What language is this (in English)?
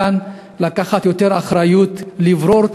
Hebrew